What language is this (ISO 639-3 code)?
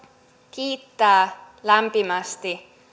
fin